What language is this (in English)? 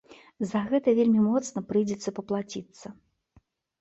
Belarusian